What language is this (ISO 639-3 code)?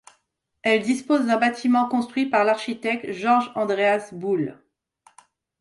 fra